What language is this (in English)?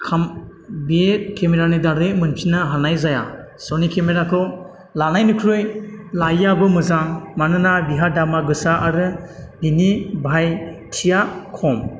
Bodo